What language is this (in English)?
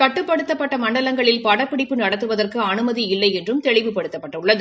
Tamil